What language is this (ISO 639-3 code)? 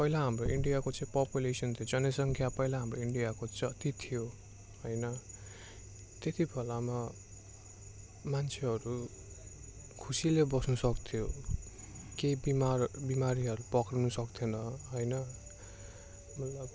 nep